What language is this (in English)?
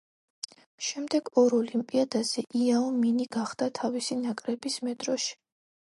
Georgian